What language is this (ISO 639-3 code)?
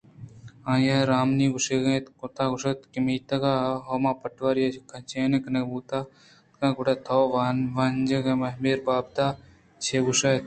bgp